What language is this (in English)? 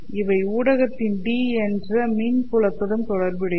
Tamil